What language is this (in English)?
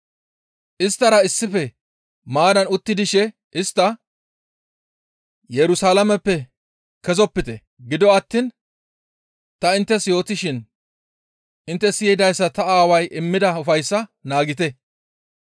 Gamo